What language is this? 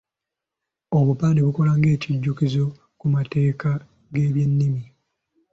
Ganda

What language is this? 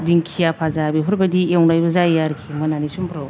Bodo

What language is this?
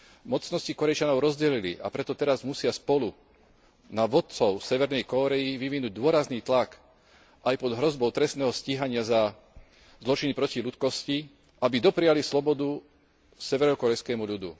Slovak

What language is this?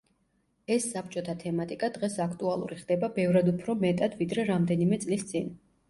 Georgian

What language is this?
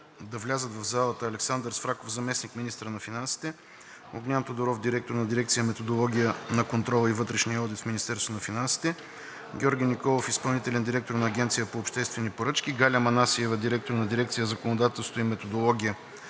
Bulgarian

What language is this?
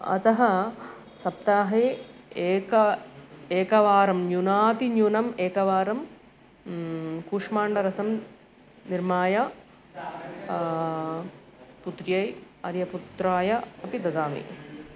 Sanskrit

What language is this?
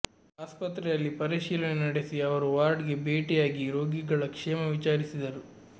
Kannada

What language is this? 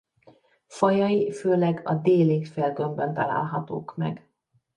Hungarian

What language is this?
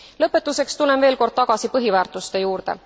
Estonian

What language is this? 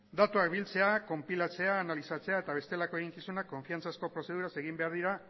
Basque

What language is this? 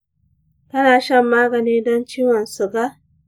Hausa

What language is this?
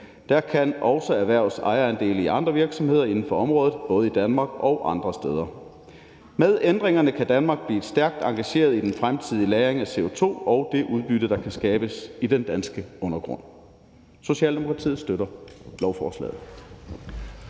Danish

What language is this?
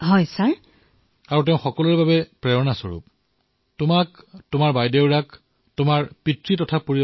Assamese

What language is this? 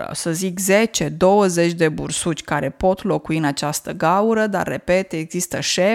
Romanian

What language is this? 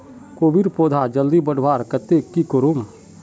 Magahi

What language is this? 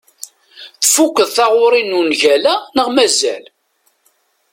Kabyle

